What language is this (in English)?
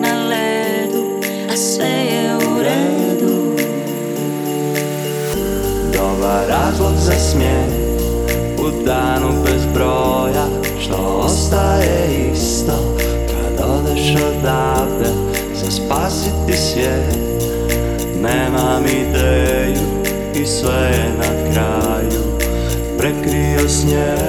Croatian